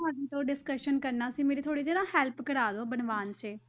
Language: Punjabi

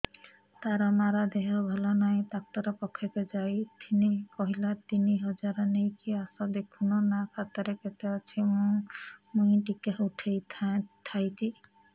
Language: Odia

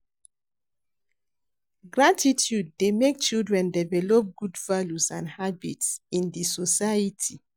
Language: Nigerian Pidgin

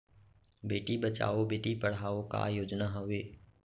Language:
Chhattisgarhi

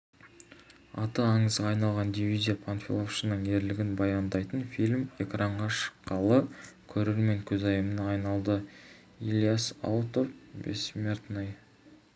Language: Kazakh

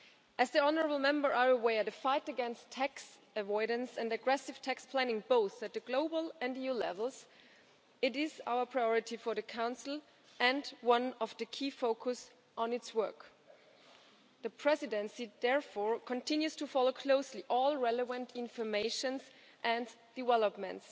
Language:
English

